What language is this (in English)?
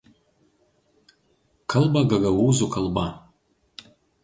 Lithuanian